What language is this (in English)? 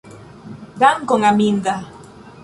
Esperanto